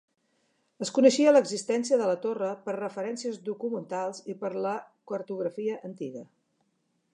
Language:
Catalan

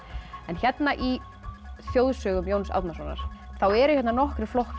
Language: Icelandic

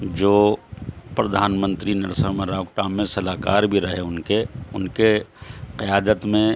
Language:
Urdu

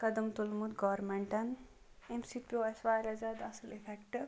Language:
Kashmiri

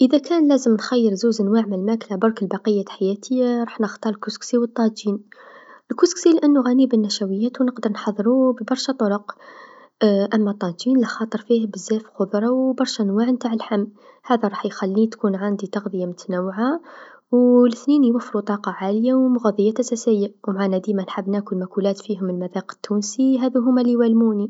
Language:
Tunisian Arabic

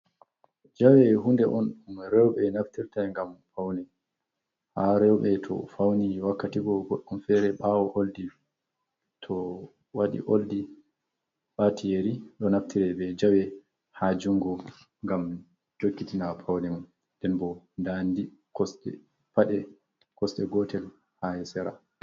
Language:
Fula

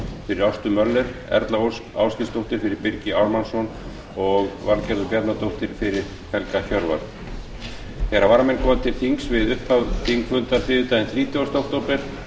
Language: Icelandic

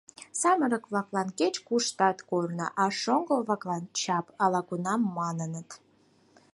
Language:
Mari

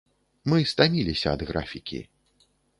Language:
Belarusian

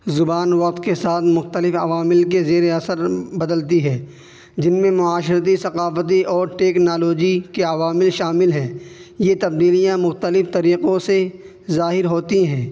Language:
Urdu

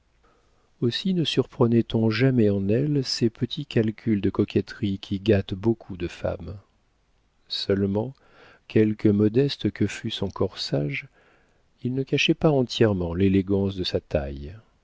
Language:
French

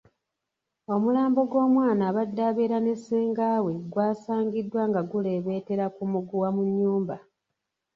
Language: Ganda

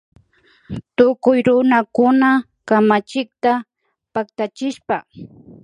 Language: Imbabura Highland Quichua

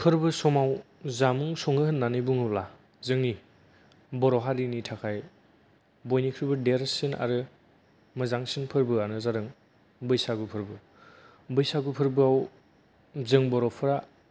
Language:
Bodo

